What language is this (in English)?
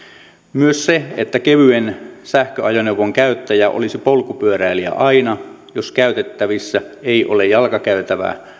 Finnish